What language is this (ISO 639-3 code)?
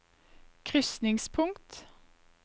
nor